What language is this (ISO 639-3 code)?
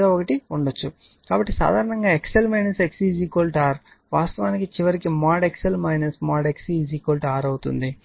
tel